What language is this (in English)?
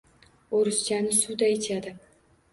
Uzbek